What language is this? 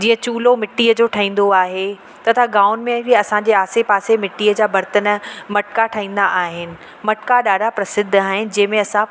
Sindhi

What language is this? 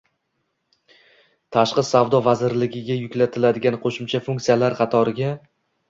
Uzbek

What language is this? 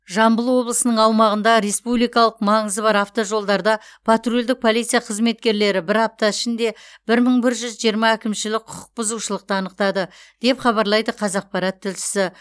Kazakh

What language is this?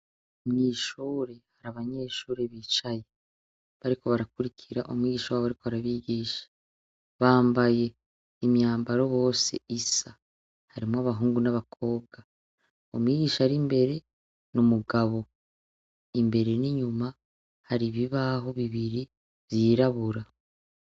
Rundi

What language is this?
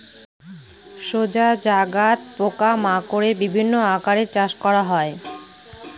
Bangla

